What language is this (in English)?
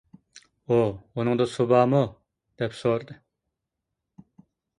Uyghur